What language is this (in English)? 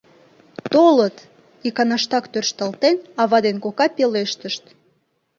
Mari